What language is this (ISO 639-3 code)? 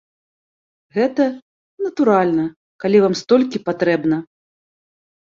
bel